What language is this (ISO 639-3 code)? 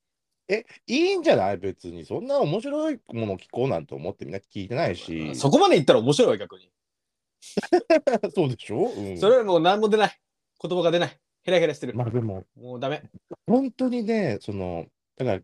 jpn